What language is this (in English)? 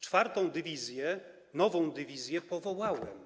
Polish